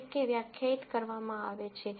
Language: Gujarati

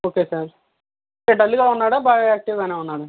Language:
Telugu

